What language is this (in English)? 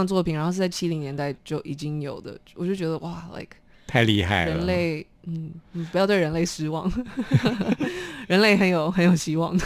Chinese